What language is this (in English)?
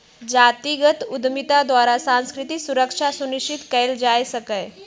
Magahi